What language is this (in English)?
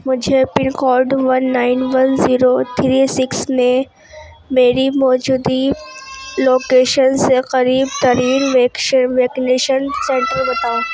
Urdu